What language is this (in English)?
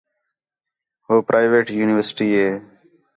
Khetrani